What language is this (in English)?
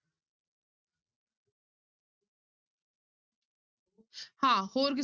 Punjabi